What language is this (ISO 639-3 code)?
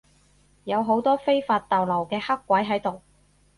yue